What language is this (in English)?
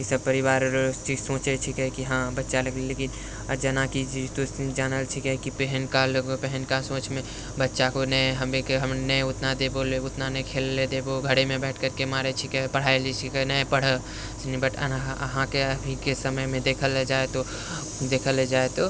Maithili